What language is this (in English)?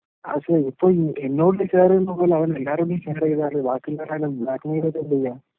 Malayalam